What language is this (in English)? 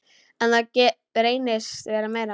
Icelandic